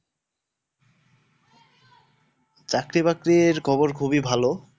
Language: Bangla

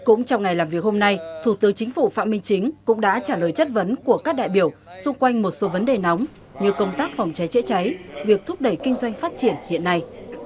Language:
Vietnamese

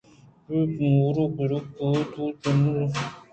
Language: Eastern Balochi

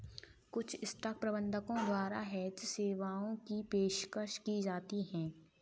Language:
Hindi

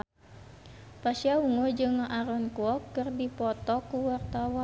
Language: Sundanese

